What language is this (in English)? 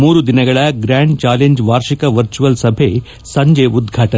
Kannada